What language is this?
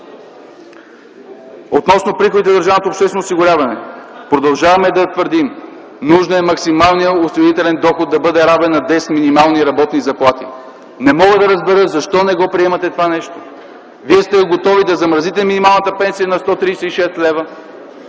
Bulgarian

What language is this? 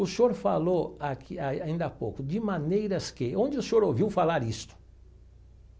Portuguese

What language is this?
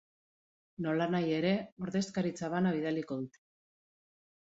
Basque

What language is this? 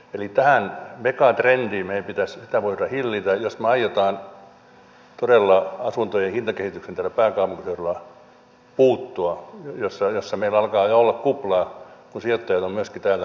Finnish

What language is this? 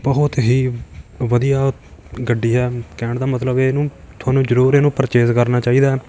Punjabi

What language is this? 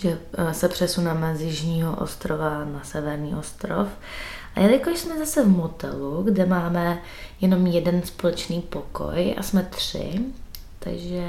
Czech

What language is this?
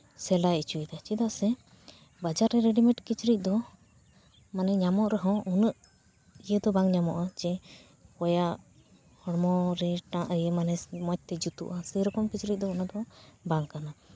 Santali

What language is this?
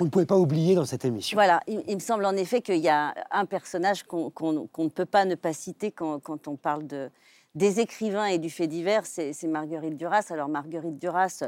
French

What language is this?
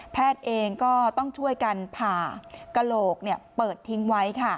Thai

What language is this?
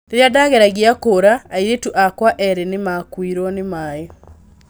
Kikuyu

